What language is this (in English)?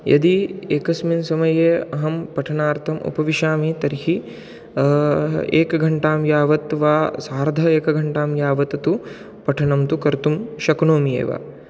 Sanskrit